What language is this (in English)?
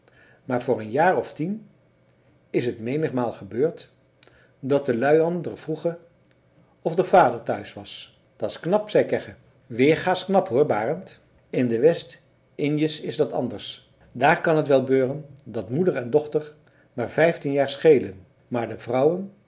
Dutch